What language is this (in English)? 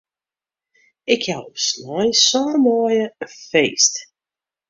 Western Frisian